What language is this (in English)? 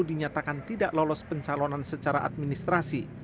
Indonesian